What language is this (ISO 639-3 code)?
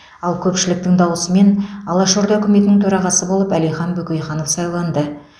kaz